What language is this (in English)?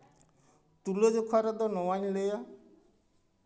Santali